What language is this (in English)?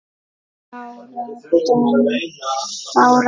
Icelandic